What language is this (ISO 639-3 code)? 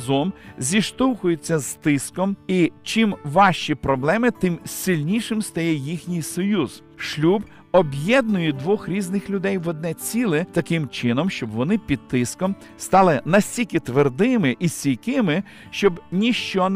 ukr